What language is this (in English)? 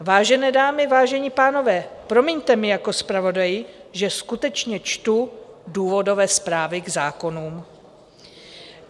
Czech